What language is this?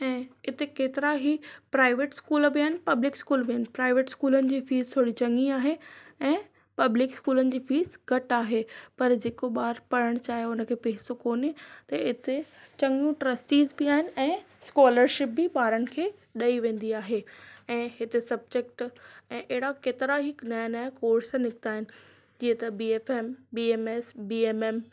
Sindhi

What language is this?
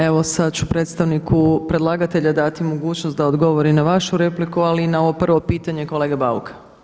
Croatian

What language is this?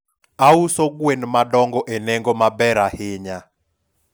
Luo (Kenya and Tanzania)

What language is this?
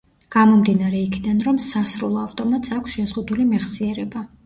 Georgian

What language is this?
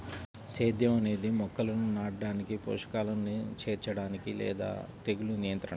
Telugu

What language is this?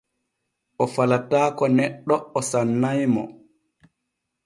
Borgu Fulfulde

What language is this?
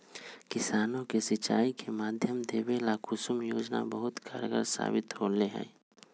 Magahi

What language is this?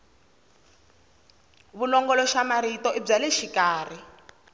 Tsonga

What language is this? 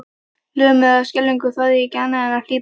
Icelandic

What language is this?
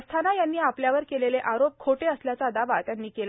Marathi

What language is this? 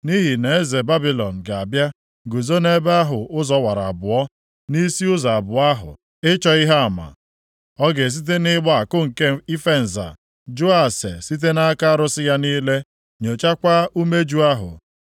Igbo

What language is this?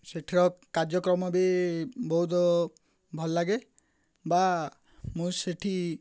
Odia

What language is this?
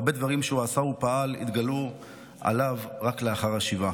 Hebrew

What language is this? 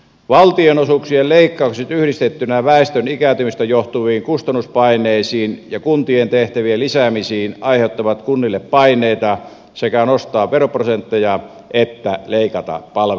Finnish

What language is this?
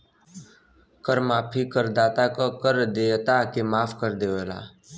Bhojpuri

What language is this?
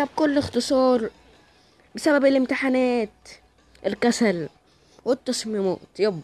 Arabic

